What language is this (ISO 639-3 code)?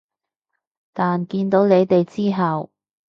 yue